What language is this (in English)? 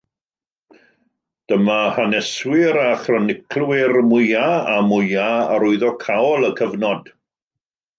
Welsh